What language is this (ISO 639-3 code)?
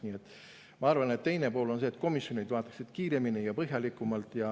est